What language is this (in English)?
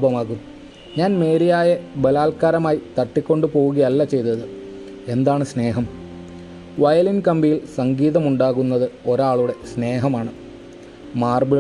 Malayalam